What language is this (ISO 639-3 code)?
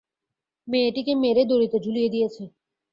ben